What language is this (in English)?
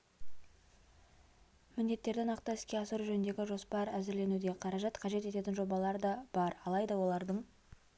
Kazakh